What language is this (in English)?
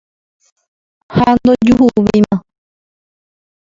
Guarani